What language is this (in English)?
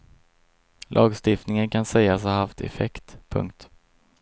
Swedish